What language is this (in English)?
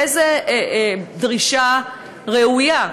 Hebrew